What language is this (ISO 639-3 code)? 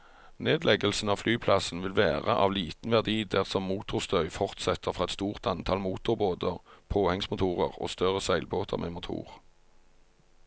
nor